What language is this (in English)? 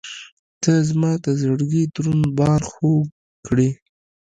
Pashto